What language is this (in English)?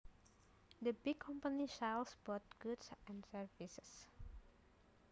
Javanese